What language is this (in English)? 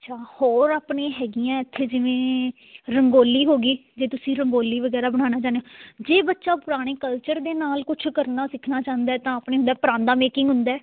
Punjabi